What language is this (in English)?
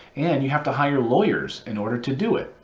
English